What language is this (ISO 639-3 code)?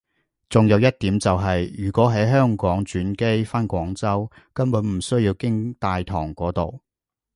yue